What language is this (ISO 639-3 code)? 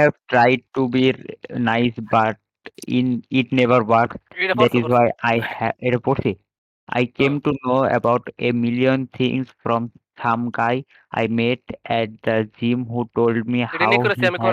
ben